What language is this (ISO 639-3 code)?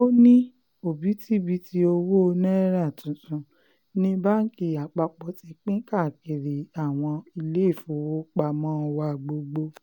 yor